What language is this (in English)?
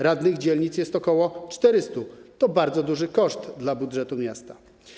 Polish